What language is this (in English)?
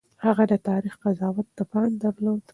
Pashto